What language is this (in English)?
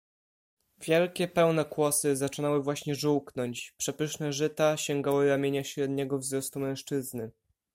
Polish